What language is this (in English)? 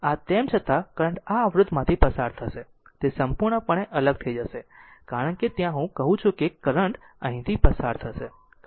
Gujarati